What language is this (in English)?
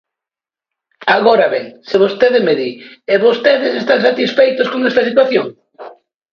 Galician